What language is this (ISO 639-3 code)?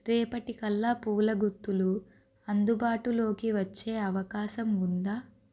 tel